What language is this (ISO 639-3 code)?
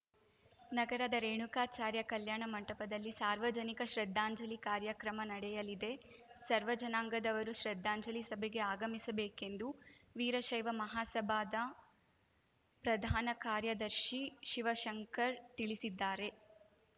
kan